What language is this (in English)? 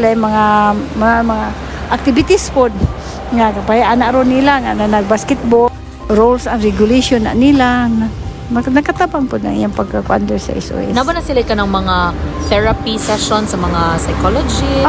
Filipino